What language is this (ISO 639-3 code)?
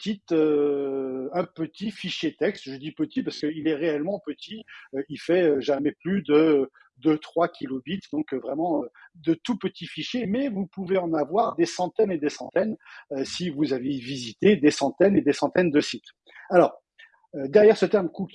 fra